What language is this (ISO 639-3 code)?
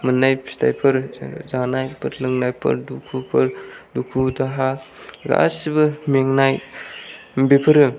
brx